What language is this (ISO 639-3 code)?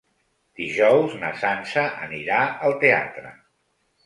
cat